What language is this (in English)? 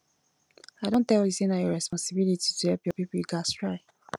Nigerian Pidgin